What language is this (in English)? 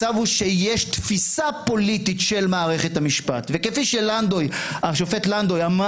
Hebrew